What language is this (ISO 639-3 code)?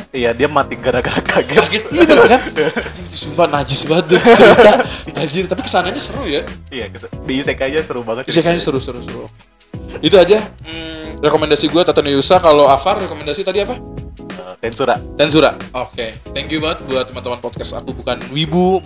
ind